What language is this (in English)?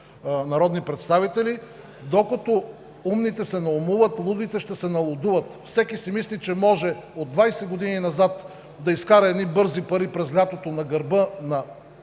Bulgarian